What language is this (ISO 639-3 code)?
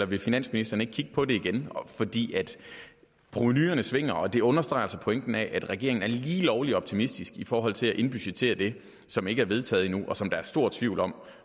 dan